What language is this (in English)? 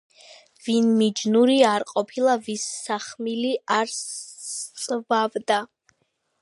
Georgian